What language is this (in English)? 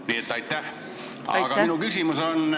Estonian